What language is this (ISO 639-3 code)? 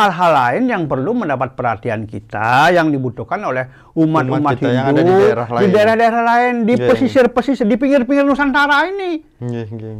ind